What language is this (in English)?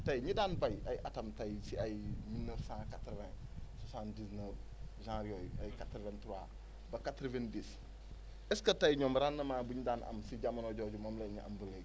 Wolof